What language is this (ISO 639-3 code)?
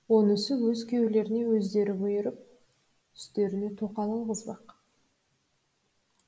kaz